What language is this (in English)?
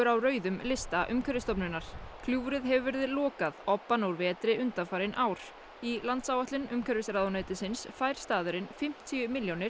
Icelandic